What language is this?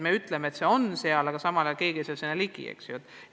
Estonian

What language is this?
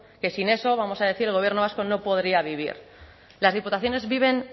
Spanish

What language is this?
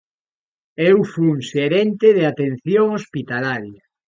Galician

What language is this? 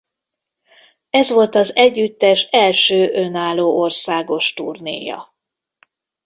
Hungarian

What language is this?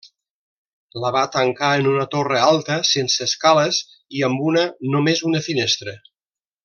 Catalan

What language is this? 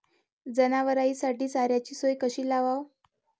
Marathi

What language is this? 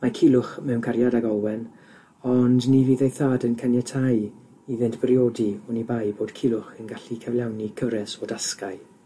Welsh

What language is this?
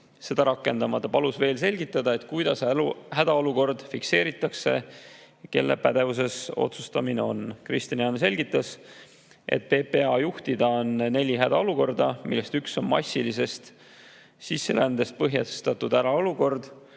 Estonian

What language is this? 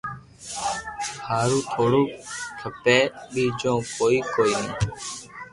Loarki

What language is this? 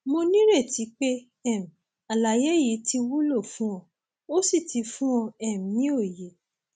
Yoruba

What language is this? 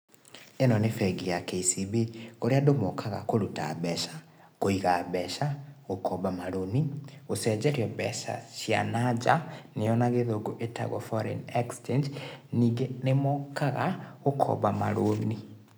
Kikuyu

